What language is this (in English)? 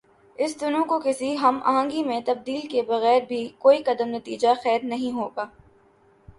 Urdu